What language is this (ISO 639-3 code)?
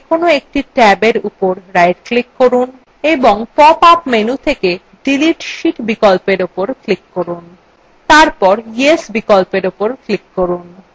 ben